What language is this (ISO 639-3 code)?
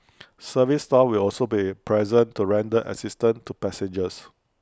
eng